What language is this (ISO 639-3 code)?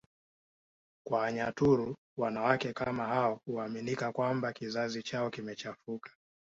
swa